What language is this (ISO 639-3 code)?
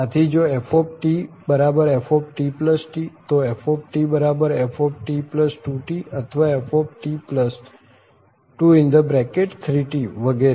guj